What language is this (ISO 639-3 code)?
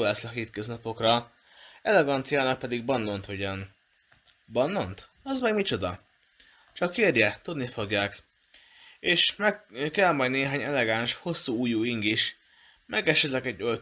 hun